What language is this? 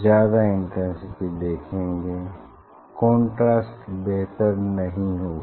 Hindi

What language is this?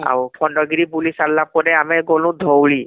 Odia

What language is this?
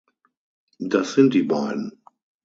German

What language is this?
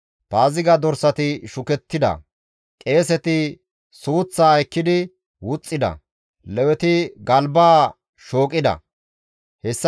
Gamo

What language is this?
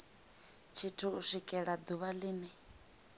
Venda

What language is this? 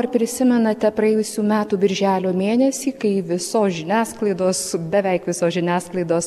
Lithuanian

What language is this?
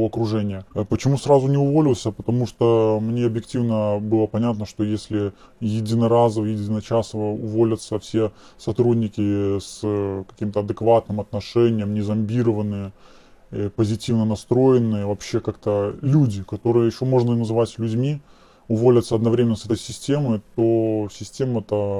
Russian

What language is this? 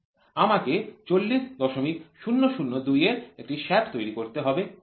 Bangla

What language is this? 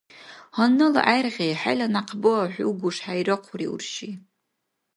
Dargwa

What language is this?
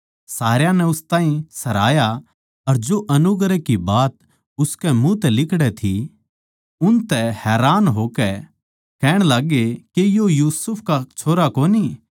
Haryanvi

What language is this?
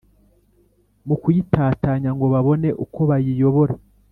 Kinyarwanda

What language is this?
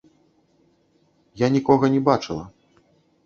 Belarusian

